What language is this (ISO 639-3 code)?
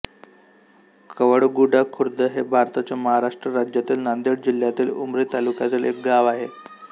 mar